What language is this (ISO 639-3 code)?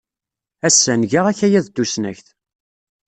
kab